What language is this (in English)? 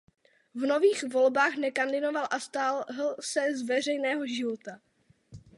Czech